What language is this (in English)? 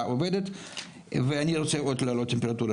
Hebrew